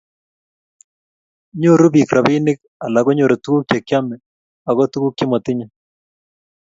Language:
Kalenjin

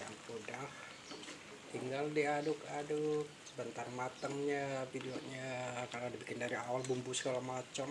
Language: Indonesian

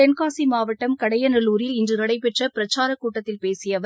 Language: Tamil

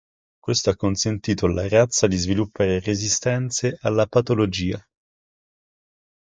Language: Italian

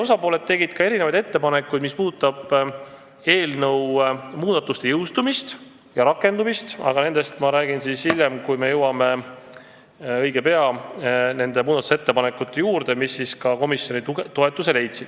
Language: Estonian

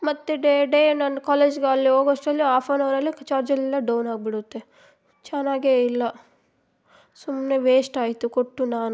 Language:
Kannada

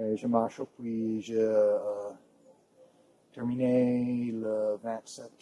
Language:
French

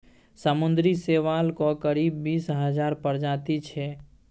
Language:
Maithili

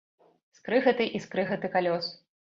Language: Belarusian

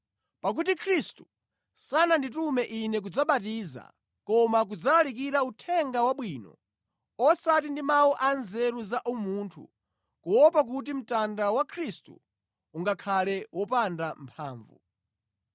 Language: Nyanja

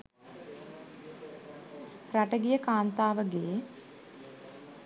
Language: Sinhala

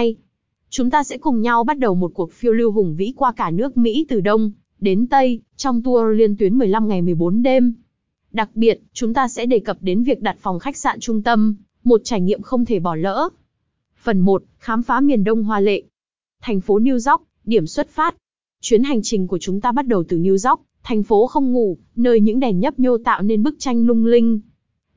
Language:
Vietnamese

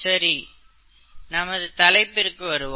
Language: Tamil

